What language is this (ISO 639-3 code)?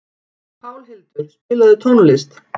isl